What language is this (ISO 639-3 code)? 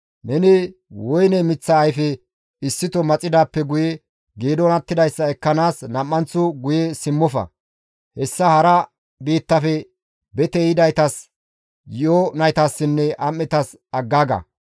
gmv